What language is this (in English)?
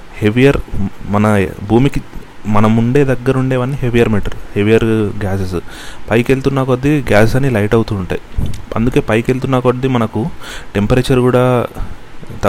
Telugu